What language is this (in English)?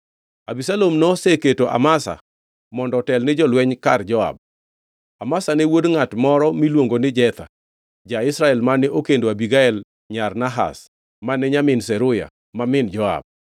Luo (Kenya and Tanzania)